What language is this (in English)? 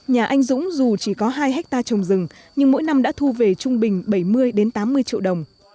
Vietnamese